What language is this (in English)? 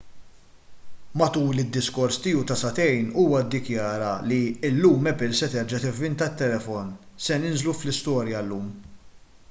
Maltese